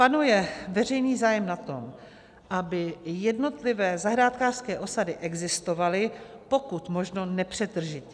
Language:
Czech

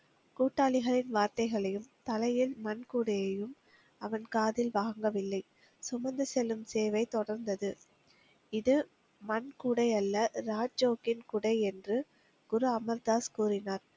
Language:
Tamil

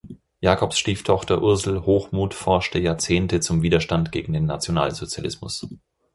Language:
German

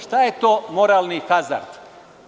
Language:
Serbian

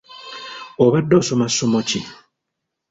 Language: Ganda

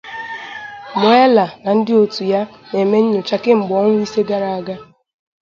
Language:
Igbo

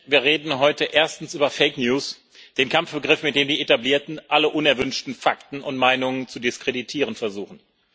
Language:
German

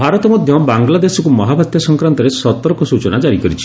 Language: Odia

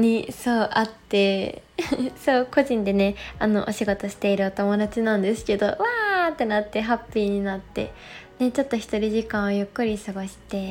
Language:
Japanese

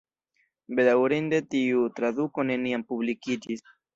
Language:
Esperanto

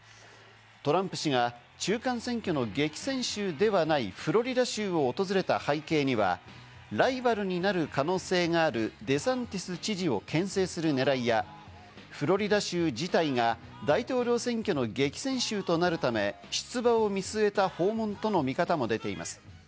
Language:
Japanese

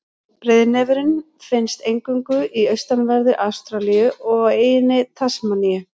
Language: Icelandic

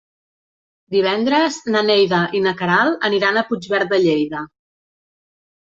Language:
Catalan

